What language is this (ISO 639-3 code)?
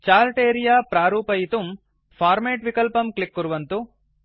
san